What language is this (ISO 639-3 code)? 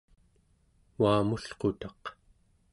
esu